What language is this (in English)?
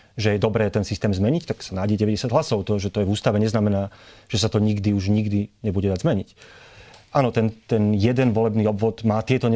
Slovak